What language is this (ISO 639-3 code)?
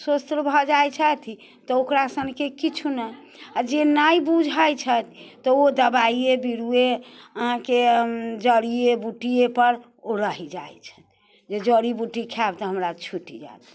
mai